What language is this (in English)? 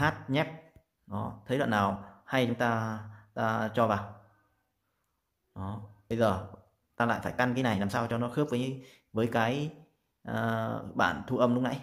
Vietnamese